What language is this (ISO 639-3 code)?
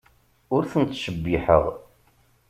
kab